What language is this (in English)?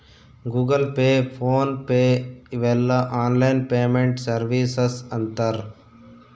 Kannada